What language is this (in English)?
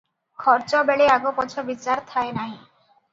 Odia